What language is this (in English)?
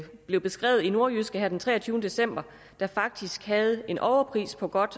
Danish